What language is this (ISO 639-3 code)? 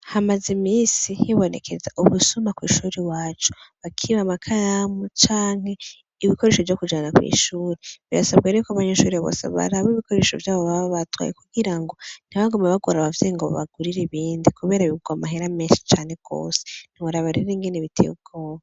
run